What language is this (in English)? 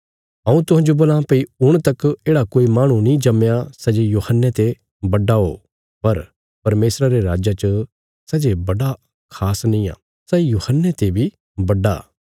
Bilaspuri